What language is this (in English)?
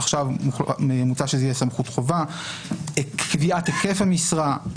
Hebrew